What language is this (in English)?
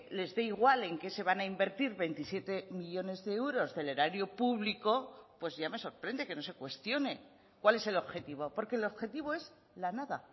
Spanish